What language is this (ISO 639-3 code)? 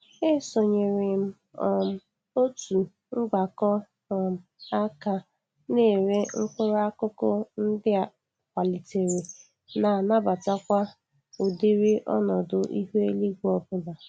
ibo